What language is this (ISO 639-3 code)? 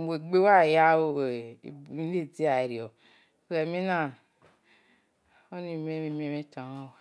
ish